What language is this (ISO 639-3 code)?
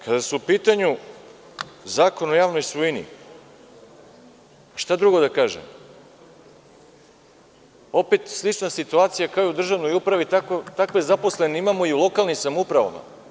srp